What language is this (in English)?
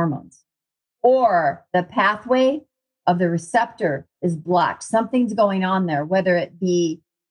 English